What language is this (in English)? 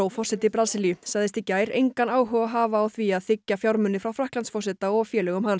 Icelandic